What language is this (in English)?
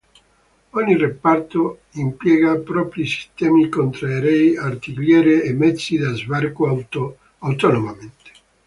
Italian